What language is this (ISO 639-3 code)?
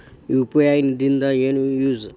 kan